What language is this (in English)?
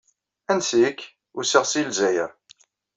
Kabyle